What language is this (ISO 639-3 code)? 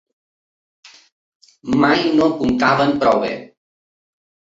cat